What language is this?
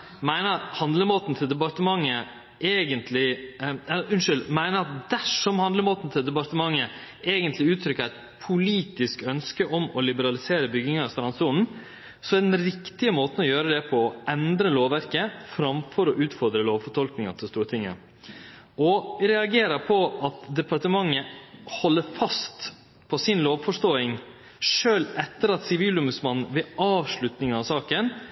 Norwegian Nynorsk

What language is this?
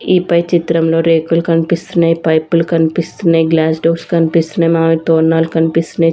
Telugu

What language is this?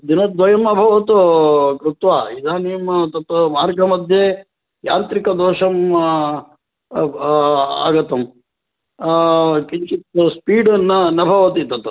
Sanskrit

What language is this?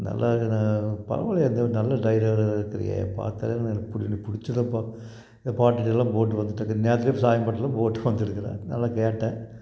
Tamil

